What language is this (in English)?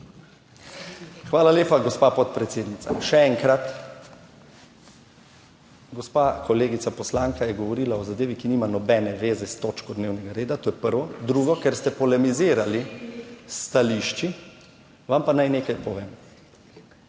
Slovenian